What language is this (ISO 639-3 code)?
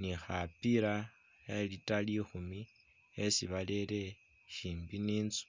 myx